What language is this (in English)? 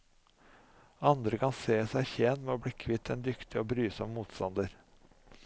Norwegian